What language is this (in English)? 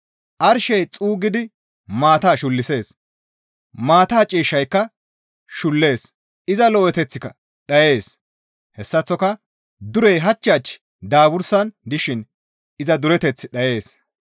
Gamo